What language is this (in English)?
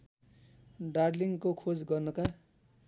Nepali